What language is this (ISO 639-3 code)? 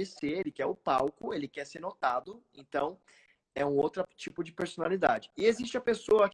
por